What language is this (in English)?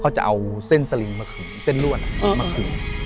Thai